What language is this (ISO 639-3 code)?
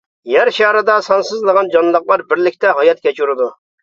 uig